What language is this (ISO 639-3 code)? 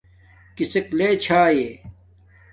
dmk